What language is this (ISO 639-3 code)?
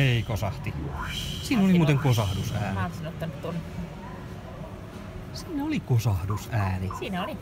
fin